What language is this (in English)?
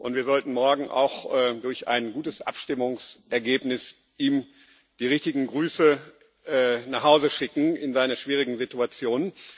German